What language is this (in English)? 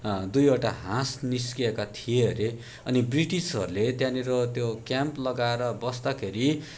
Nepali